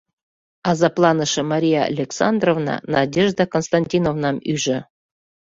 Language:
Mari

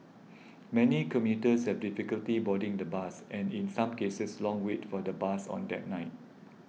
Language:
English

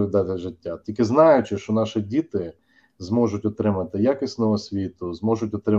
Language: Ukrainian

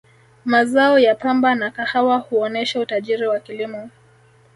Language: Swahili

